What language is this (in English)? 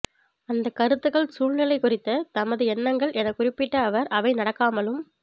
Tamil